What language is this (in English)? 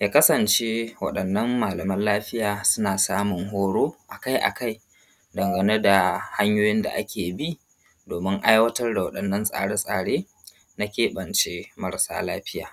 Hausa